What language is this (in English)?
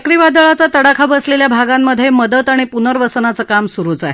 Marathi